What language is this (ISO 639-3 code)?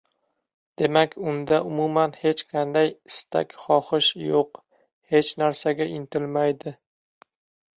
uzb